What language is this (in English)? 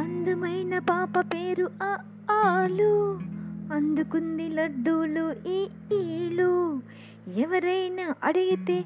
Telugu